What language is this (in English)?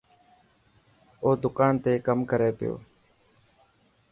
Dhatki